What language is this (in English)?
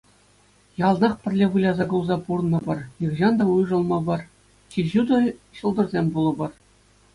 Chuvash